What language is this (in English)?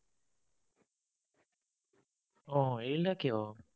Assamese